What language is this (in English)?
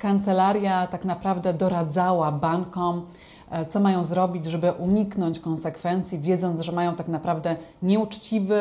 Polish